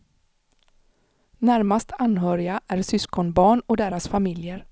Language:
Swedish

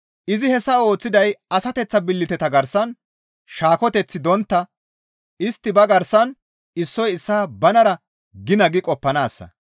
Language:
Gamo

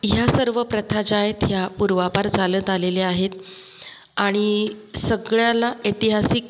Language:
Marathi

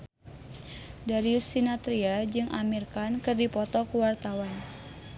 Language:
Sundanese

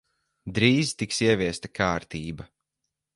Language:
Latvian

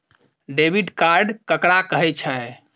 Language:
Maithili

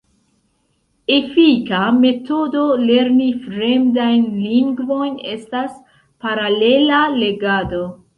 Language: Esperanto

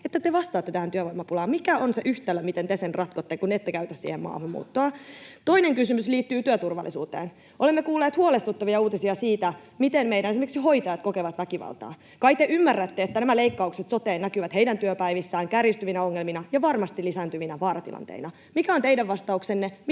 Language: Finnish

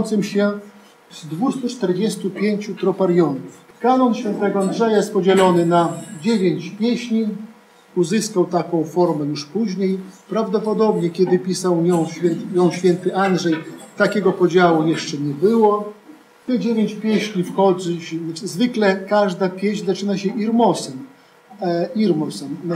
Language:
Polish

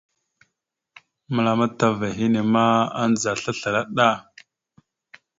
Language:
Mada (Cameroon)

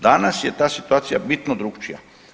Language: Croatian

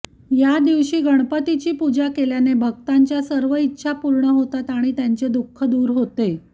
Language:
Marathi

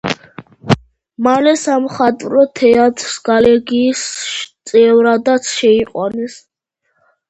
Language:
Georgian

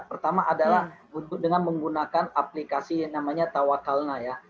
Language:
Indonesian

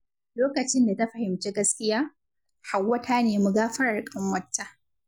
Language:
Hausa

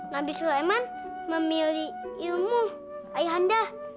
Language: Indonesian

